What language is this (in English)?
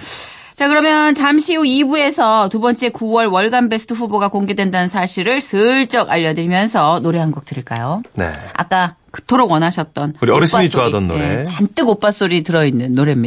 Korean